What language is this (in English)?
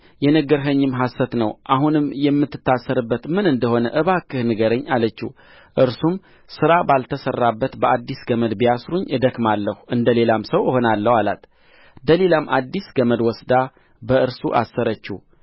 Amharic